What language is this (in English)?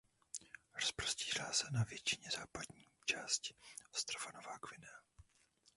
Czech